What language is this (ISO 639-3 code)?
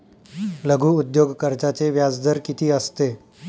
mar